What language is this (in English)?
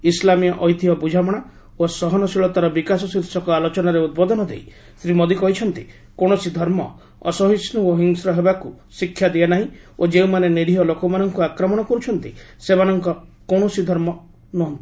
Odia